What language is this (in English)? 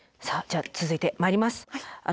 Japanese